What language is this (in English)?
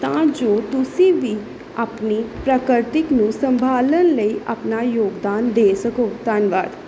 Punjabi